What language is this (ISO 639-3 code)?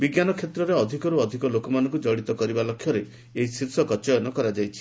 ori